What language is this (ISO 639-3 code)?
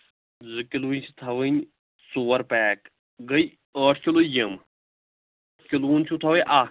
kas